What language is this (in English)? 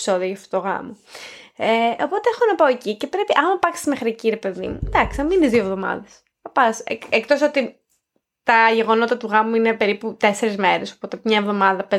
Greek